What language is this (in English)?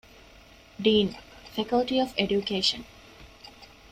Divehi